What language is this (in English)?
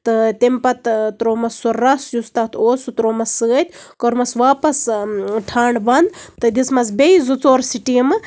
Kashmiri